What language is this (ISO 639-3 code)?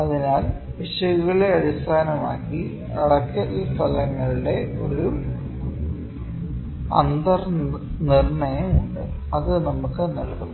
mal